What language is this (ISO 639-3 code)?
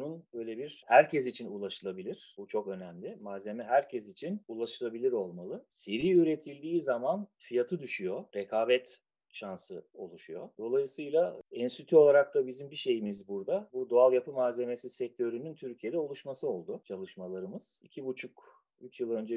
tur